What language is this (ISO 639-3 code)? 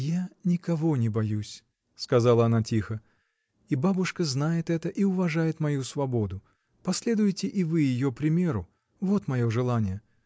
rus